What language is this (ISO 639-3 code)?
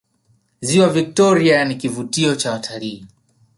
swa